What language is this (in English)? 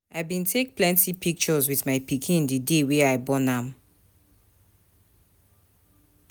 Nigerian Pidgin